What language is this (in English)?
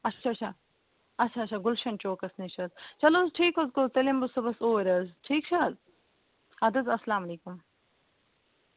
Kashmiri